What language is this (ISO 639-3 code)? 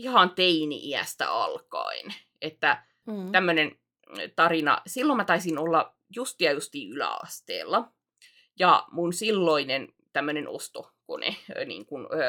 fin